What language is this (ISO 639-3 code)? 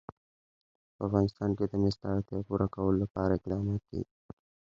pus